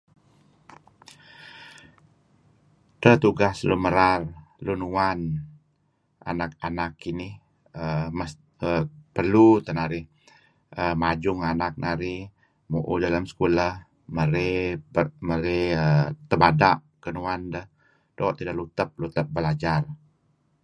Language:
Kelabit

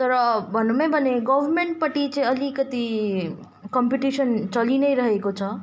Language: Nepali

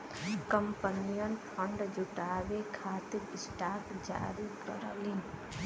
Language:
Bhojpuri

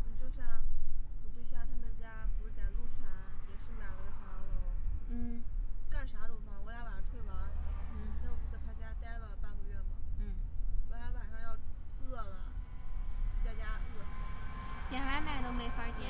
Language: Chinese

